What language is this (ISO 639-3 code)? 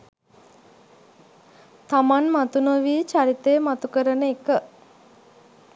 sin